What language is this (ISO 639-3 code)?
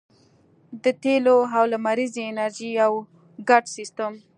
pus